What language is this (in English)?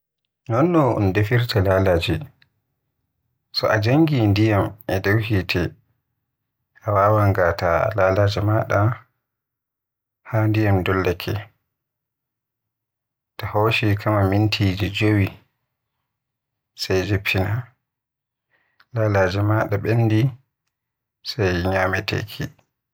Western Niger Fulfulde